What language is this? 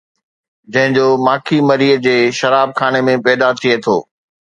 Sindhi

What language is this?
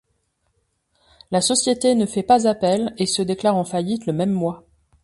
French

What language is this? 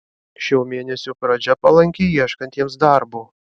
Lithuanian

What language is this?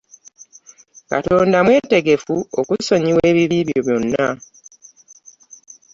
Ganda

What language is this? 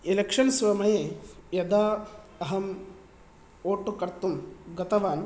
Sanskrit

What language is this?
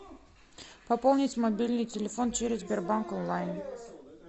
Russian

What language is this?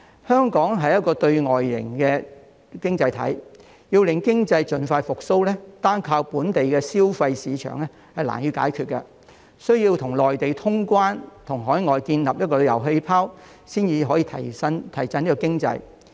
Cantonese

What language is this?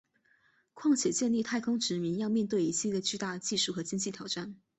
Chinese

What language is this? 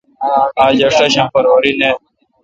Kalkoti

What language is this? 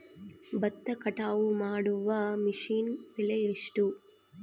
Kannada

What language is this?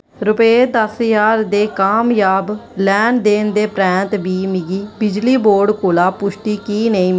Dogri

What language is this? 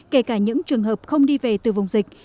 Vietnamese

